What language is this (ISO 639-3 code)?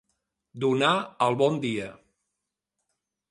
cat